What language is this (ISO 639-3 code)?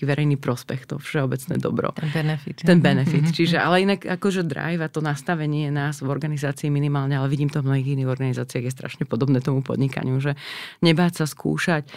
slk